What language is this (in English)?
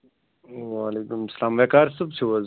Kashmiri